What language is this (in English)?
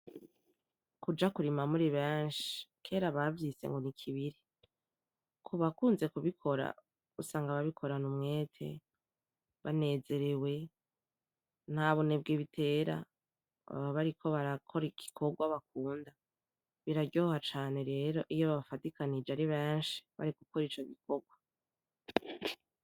Rundi